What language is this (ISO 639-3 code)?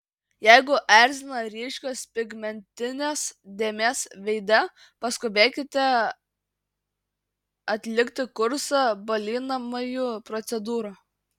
lit